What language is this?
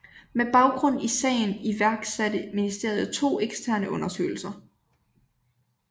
Danish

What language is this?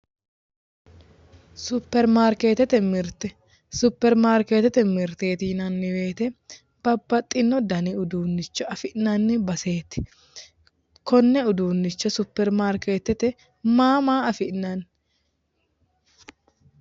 Sidamo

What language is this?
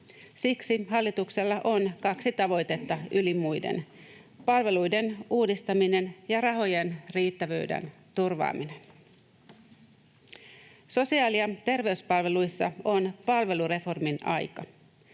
Finnish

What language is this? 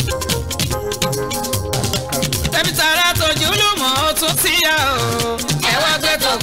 English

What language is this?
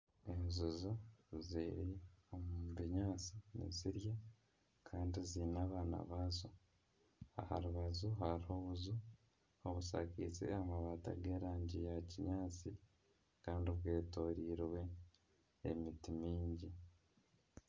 Nyankole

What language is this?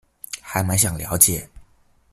Chinese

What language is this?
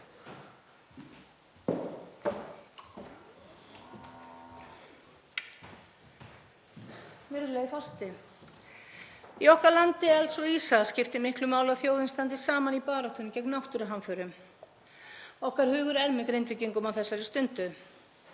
Icelandic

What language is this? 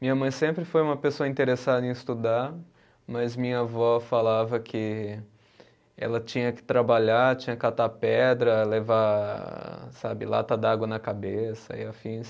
Portuguese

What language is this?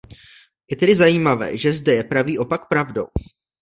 Czech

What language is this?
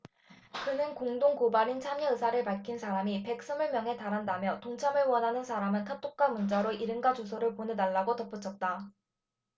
Korean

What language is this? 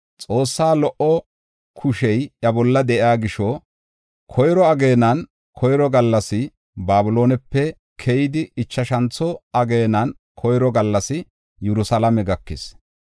Gofa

